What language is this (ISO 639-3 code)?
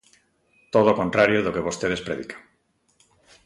glg